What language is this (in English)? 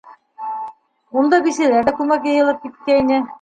Bashkir